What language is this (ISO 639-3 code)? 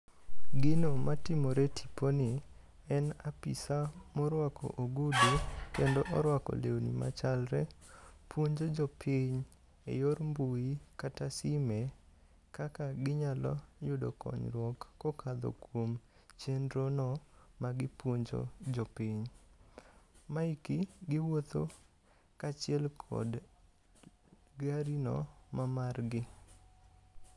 luo